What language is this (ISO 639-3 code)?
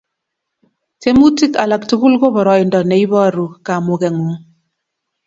kln